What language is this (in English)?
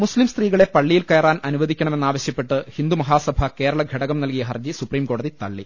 Malayalam